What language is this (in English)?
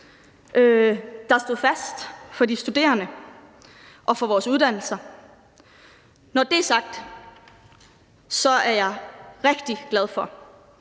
Danish